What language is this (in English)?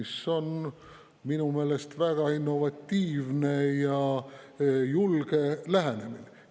Estonian